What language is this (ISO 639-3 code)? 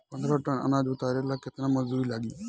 bho